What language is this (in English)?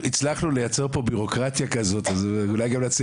Hebrew